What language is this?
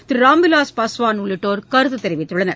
Tamil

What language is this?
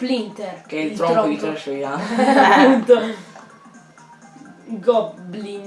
Italian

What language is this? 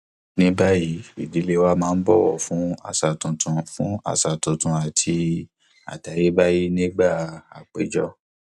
Yoruba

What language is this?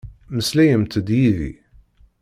Kabyle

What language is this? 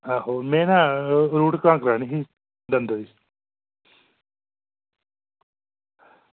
Dogri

